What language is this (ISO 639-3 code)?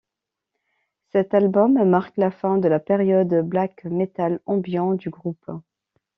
fra